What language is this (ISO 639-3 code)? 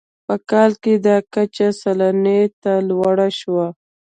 pus